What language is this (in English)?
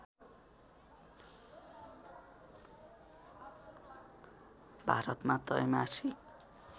Nepali